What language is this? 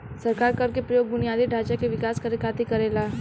Bhojpuri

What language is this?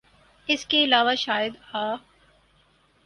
Urdu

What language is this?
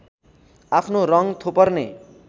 Nepali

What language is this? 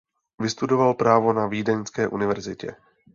Czech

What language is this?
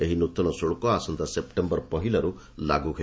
Odia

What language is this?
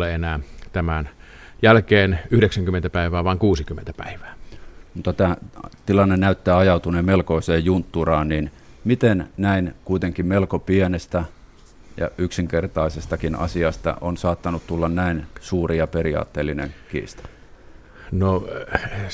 Finnish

